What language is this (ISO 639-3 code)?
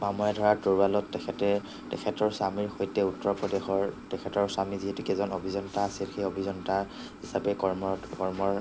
asm